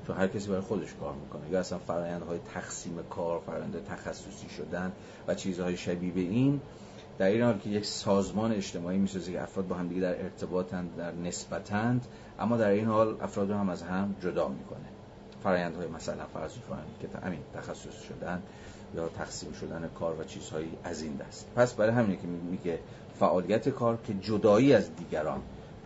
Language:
Persian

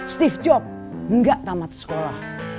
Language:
Indonesian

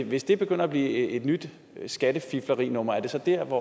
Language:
Danish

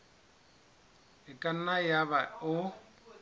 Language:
Southern Sotho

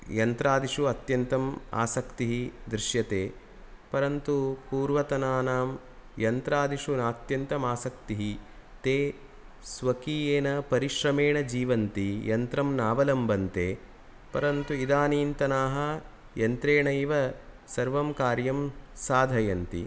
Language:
Sanskrit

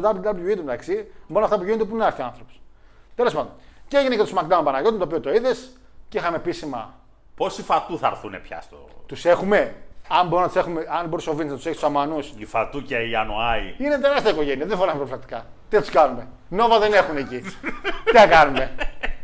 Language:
Greek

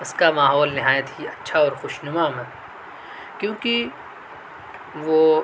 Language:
Urdu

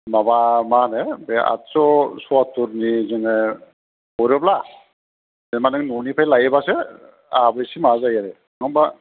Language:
Bodo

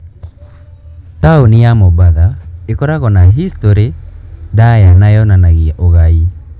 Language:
Kikuyu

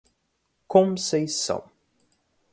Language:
Portuguese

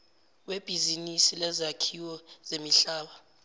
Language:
Zulu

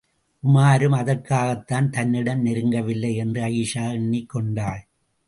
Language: Tamil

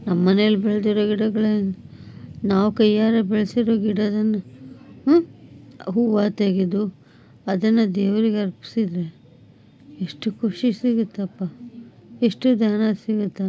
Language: Kannada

